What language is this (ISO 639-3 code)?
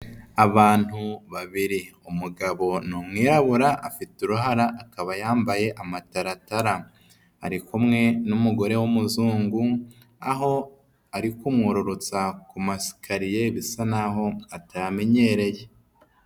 kin